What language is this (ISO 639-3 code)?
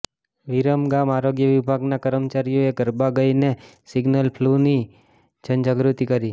guj